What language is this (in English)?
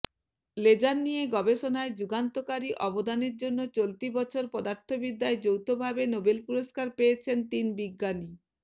Bangla